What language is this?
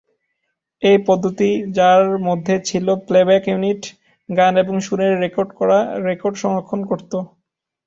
Bangla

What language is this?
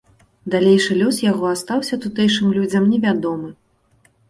Belarusian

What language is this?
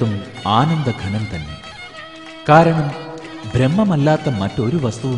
Malayalam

